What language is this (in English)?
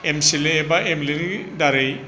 Bodo